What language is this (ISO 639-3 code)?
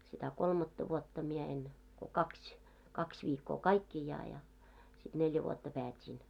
fin